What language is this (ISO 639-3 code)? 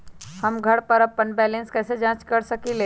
mag